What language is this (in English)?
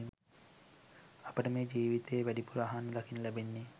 Sinhala